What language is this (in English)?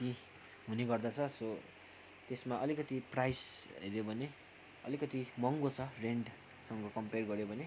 Nepali